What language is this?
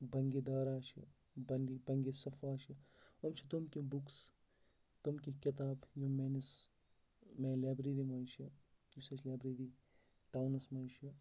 Kashmiri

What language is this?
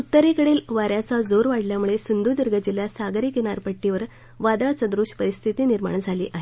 Marathi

